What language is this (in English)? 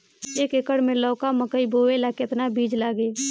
Bhojpuri